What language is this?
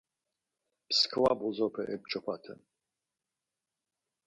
Laz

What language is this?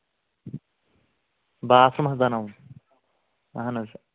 Kashmiri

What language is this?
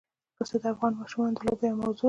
Pashto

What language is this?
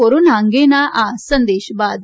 Gujarati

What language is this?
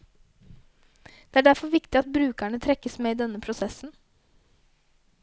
Norwegian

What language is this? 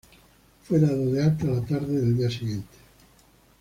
Spanish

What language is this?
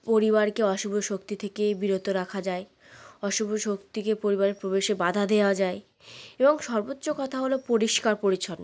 Bangla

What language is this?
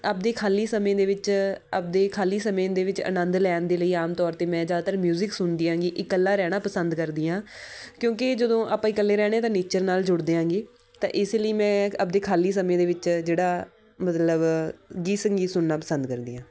Punjabi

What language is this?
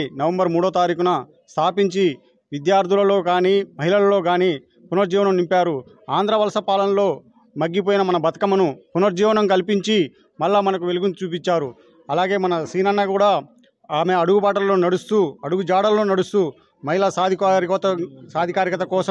Indonesian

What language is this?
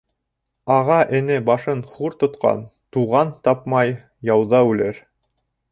Bashkir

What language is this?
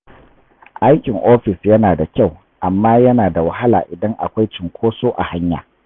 Hausa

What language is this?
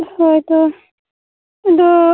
Santali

